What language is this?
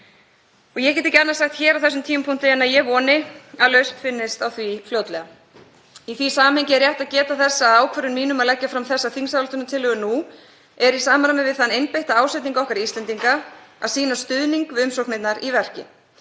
Icelandic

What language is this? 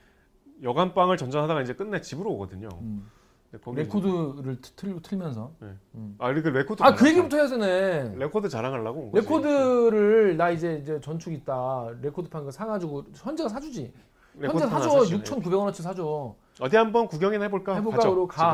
Korean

